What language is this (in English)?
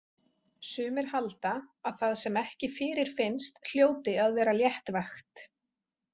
Icelandic